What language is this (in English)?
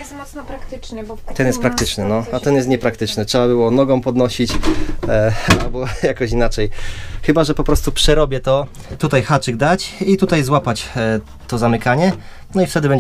Polish